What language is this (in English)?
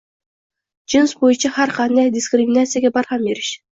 Uzbek